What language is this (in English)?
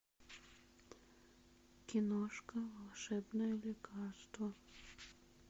Russian